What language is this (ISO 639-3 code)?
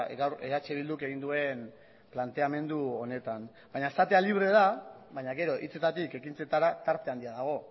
eus